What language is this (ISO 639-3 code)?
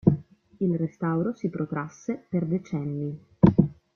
ita